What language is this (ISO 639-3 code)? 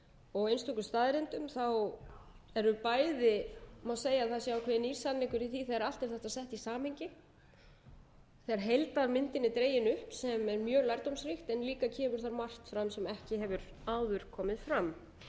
isl